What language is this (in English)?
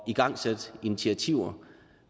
Danish